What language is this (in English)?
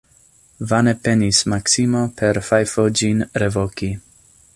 Esperanto